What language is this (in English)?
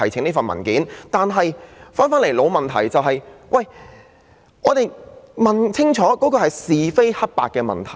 Cantonese